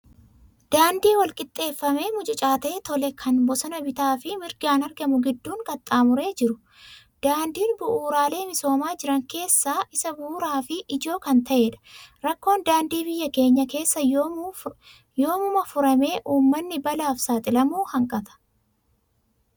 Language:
Oromo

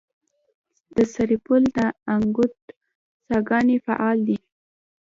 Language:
Pashto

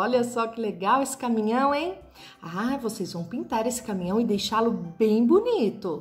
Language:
Portuguese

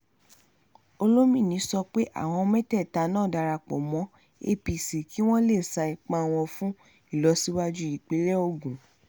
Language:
Yoruba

